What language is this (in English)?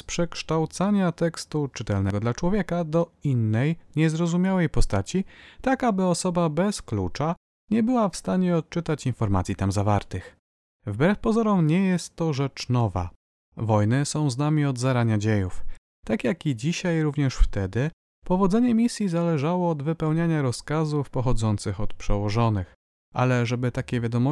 Polish